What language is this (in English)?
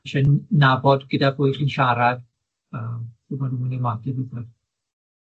Welsh